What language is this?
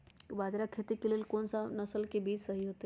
Magahi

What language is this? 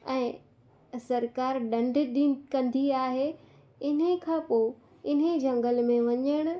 Sindhi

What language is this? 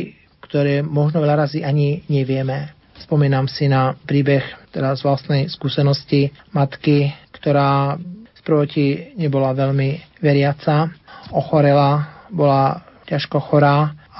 Slovak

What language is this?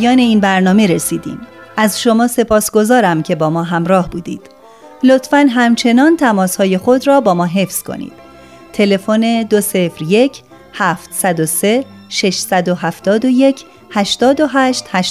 Persian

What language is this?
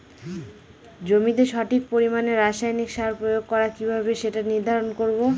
Bangla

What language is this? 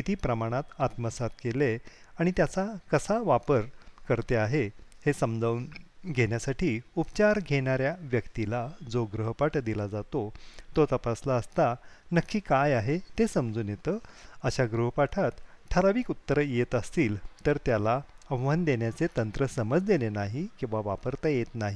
Marathi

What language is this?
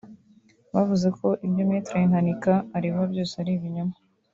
Kinyarwanda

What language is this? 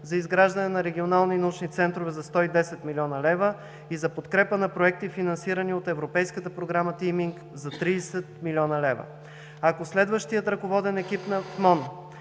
Bulgarian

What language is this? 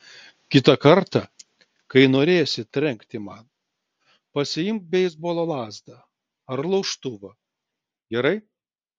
Lithuanian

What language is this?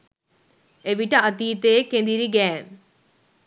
Sinhala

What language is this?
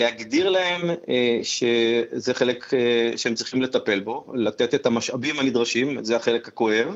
Hebrew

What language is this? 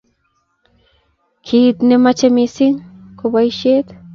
Kalenjin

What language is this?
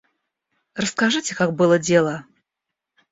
Russian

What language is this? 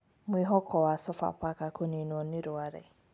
Kikuyu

